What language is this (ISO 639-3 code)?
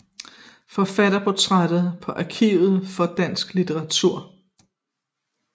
dan